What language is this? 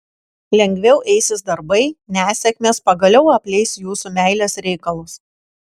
Lithuanian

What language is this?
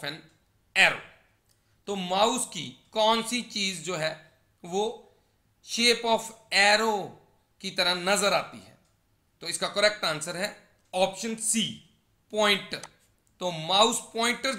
Hindi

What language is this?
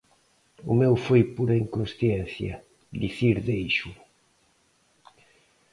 Galician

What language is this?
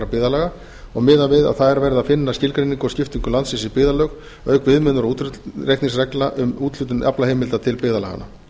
Icelandic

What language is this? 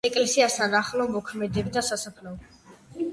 Georgian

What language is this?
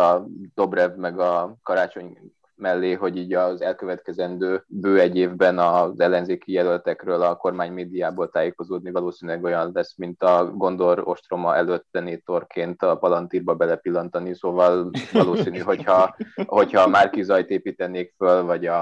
Hungarian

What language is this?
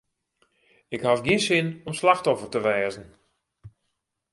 Western Frisian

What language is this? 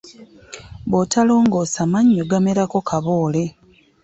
Ganda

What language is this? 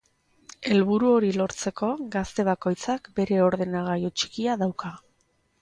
Basque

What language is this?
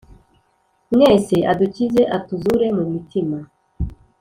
Kinyarwanda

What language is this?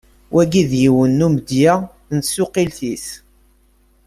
Kabyle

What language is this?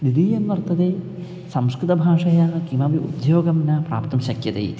Sanskrit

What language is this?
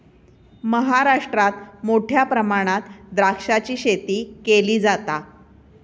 Marathi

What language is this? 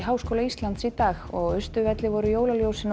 Icelandic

